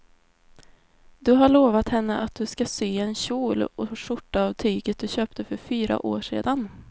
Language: Swedish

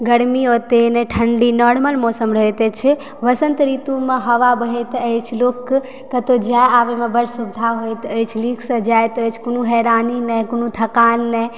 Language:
Maithili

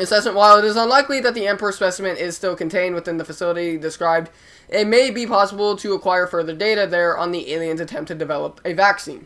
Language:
English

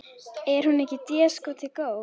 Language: Icelandic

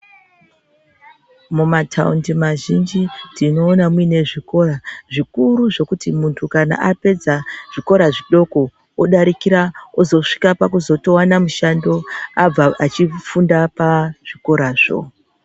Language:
Ndau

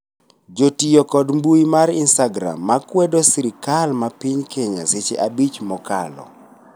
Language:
Luo (Kenya and Tanzania)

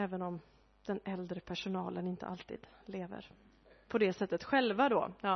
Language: Swedish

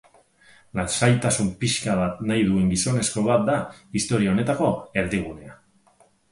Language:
Basque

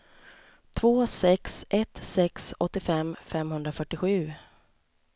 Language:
Swedish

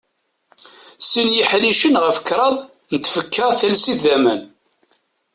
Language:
Kabyle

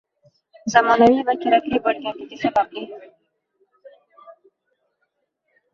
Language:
Uzbek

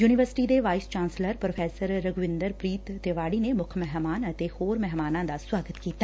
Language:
Punjabi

